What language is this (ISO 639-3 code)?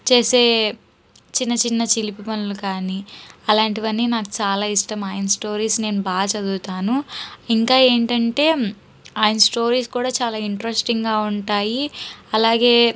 tel